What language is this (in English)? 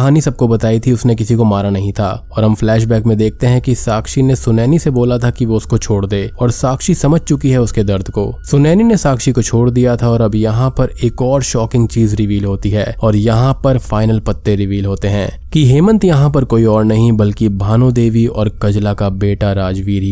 Hindi